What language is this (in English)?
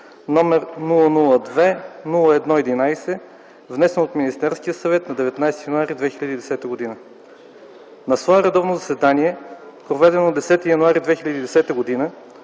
Bulgarian